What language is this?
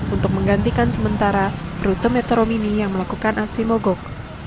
Indonesian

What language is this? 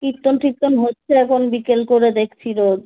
Bangla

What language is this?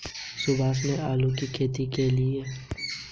Hindi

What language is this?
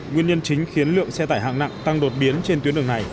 Vietnamese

